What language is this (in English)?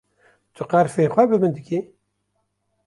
Kurdish